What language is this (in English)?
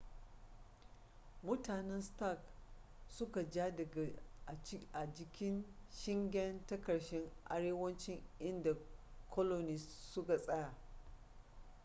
Hausa